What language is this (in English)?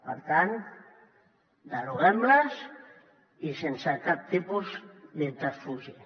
Catalan